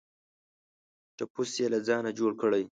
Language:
Pashto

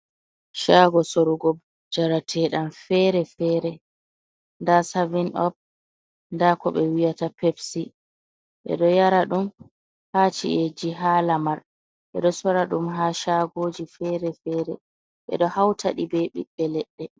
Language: Fula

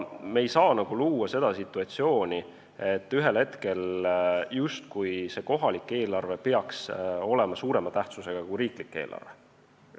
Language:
Estonian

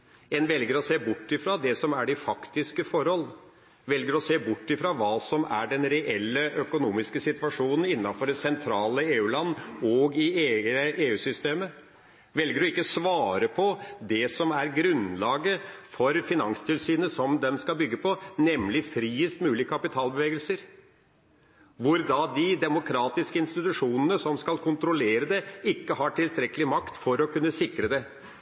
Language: Norwegian Bokmål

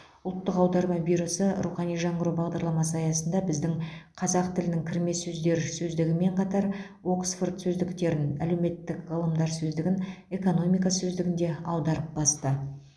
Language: Kazakh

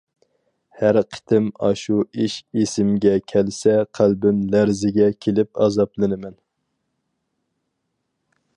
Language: Uyghur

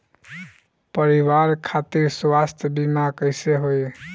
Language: Bhojpuri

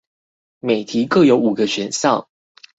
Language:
Chinese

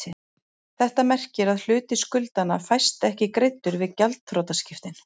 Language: Icelandic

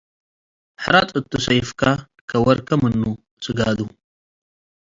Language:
Tigre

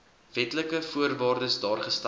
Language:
Afrikaans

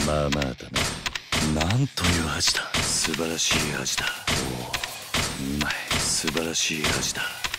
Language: Japanese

